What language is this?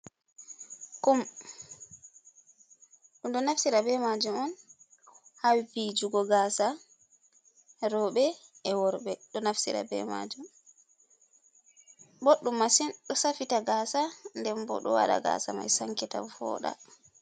Fula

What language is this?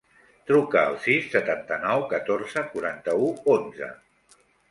Catalan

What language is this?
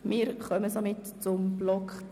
Swiss German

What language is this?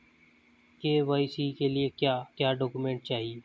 Hindi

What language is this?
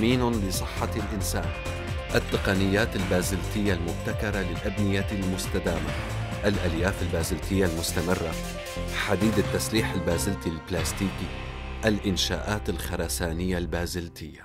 Arabic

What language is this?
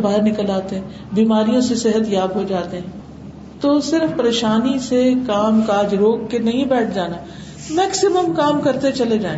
Urdu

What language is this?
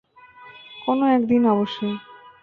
Bangla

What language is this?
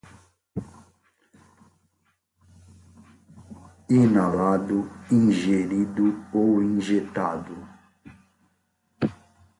Portuguese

